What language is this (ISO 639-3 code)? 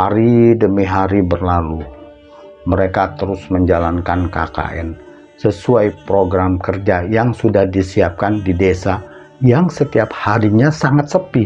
ind